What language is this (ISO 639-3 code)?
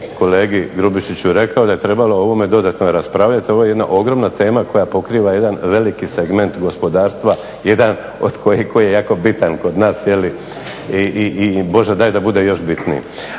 hrv